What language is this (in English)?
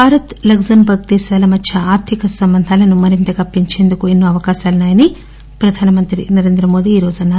Telugu